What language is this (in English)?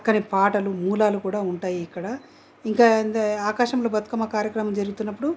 Telugu